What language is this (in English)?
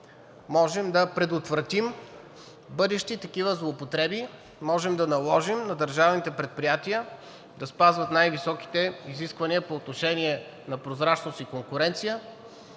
Bulgarian